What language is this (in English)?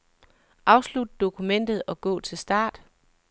Danish